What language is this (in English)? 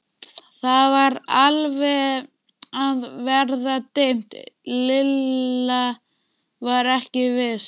Icelandic